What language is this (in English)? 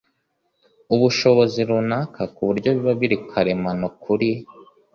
Kinyarwanda